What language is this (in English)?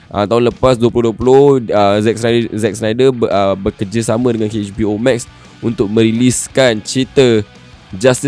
Malay